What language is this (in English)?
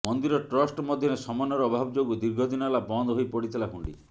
Odia